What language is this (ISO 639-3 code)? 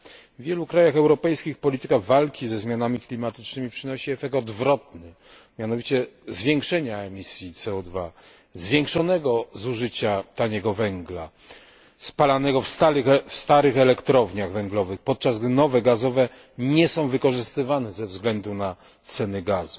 pol